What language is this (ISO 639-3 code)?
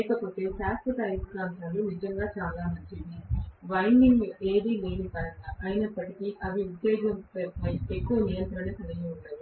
tel